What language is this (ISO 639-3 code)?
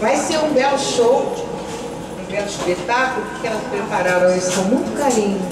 por